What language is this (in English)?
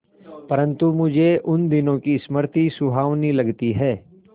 Hindi